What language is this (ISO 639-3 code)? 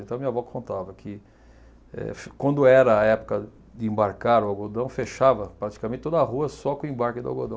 por